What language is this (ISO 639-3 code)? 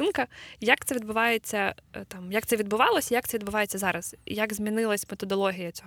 ukr